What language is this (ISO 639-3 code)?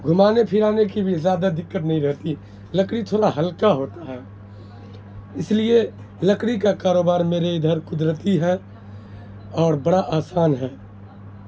urd